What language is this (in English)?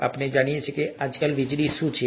Gujarati